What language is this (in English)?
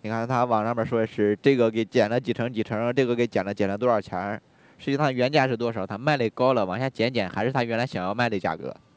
Chinese